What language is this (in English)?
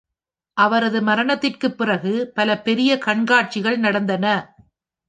Tamil